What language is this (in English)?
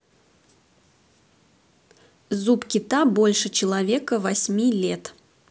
Russian